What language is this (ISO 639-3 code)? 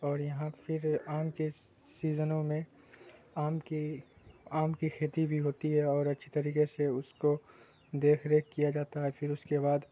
urd